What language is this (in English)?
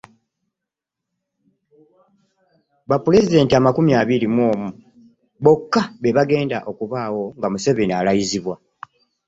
Ganda